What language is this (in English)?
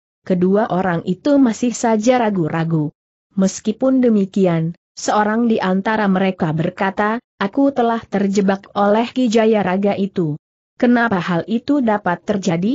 Indonesian